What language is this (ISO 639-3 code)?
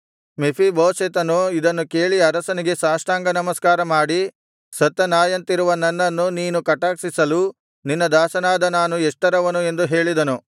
kan